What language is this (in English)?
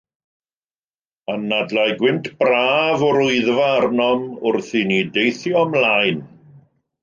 Welsh